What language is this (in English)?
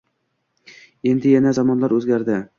Uzbek